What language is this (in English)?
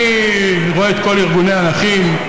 Hebrew